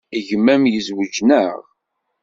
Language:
Kabyle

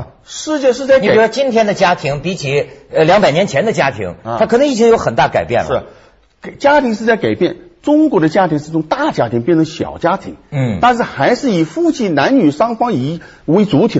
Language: Chinese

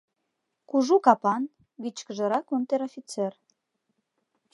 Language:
Mari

